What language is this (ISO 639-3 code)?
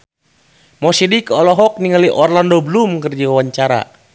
sun